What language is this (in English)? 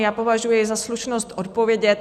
Czech